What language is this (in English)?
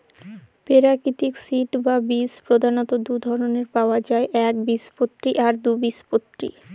Bangla